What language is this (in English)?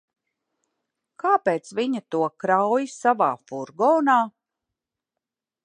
Latvian